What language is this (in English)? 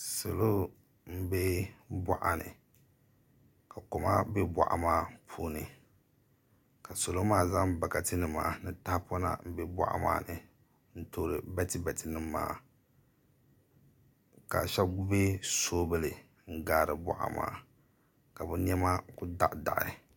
Dagbani